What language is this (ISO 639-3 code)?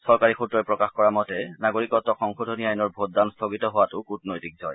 asm